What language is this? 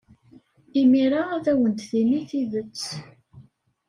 Kabyle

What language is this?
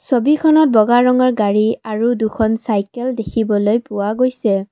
Assamese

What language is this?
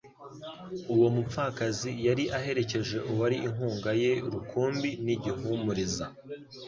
Kinyarwanda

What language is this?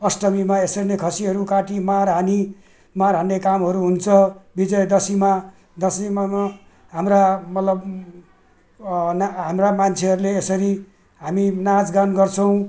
Nepali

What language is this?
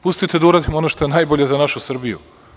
Serbian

